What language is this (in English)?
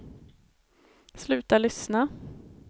Swedish